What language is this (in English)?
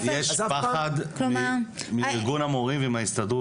Hebrew